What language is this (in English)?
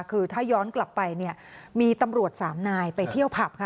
Thai